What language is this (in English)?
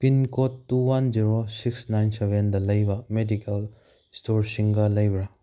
Manipuri